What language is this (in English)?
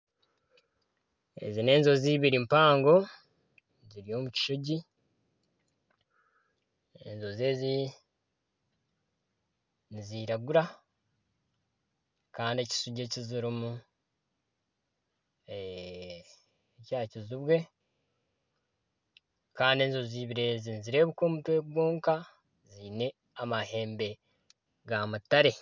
Nyankole